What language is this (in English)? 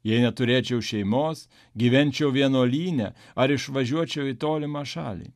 Lithuanian